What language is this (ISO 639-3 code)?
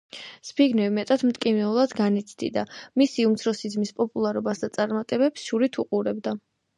kat